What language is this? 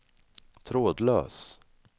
Swedish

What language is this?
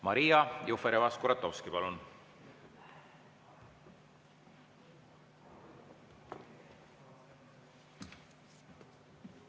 Estonian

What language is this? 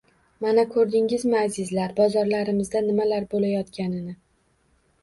Uzbek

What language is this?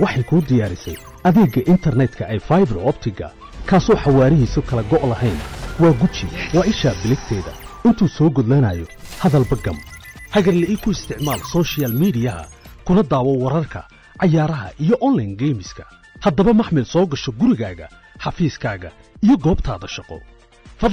Arabic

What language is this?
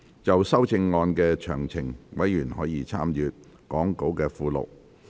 Cantonese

